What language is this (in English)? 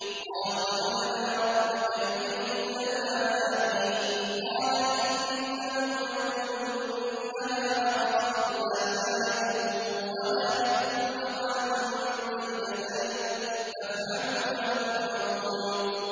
Arabic